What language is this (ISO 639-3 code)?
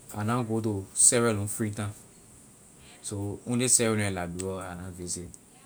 lir